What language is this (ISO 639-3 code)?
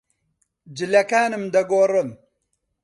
ckb